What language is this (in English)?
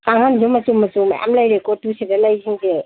Manipuri